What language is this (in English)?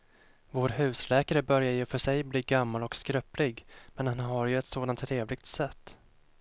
Swedish